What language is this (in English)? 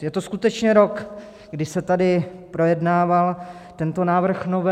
Czech